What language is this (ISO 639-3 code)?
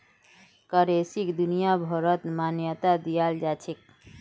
mag